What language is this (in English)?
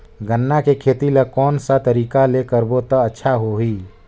Chhattisgarhi